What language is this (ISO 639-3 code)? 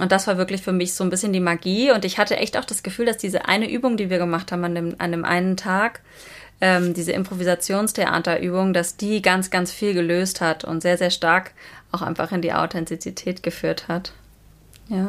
deu